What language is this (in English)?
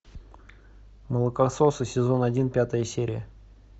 Russian